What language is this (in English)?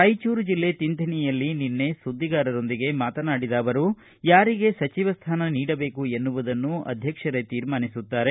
Kannada